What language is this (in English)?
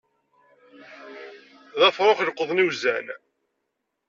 Kabyle